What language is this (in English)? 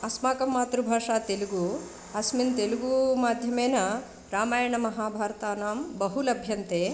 Sanskrit